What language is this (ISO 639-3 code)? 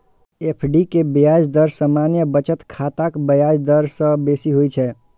mai